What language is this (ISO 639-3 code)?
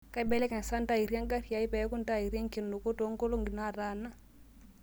mas